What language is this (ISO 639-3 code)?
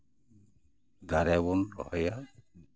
sat